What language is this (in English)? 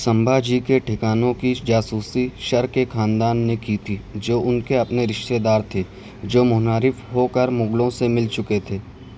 Urdu